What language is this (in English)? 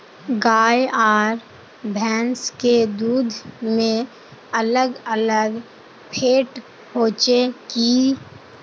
Magahi